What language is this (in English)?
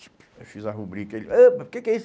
Portuguese